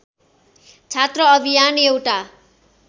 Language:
Nepali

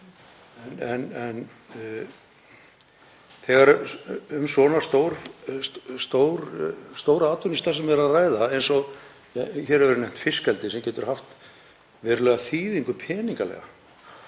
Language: Icelandic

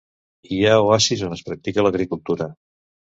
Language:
Catalan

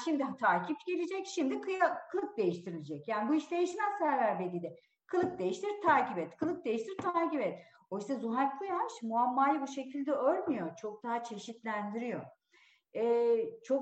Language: Turkish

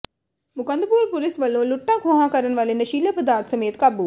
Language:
Punjabi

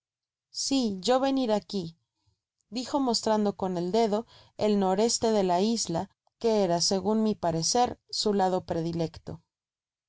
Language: Spanish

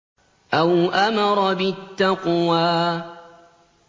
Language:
Arabic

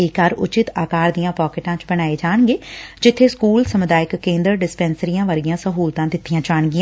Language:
Punjabi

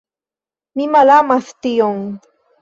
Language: Esperanto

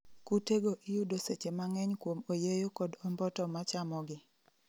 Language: Luo (Kenya and Tanzania)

